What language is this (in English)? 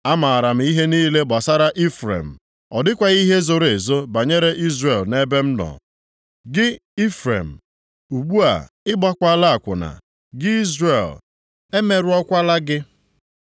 Igbo